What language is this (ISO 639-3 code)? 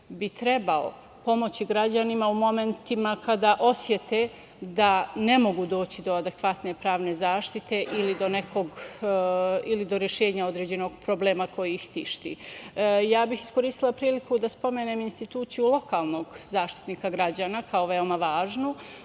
srp